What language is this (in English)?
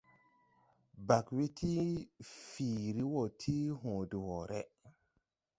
Tupuri